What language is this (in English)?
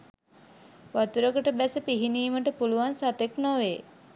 Sinhala